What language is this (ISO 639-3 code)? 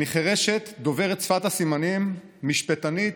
heb